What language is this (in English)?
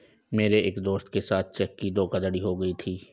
Hindi